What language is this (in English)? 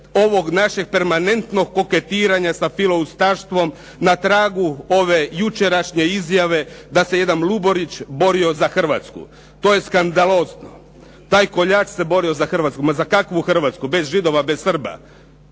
Croatian